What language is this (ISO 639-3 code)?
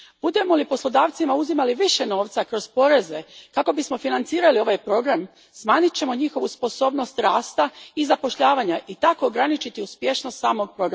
hrv